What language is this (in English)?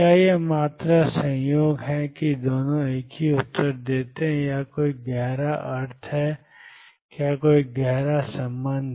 Hindi